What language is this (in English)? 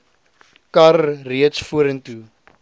Afrikaans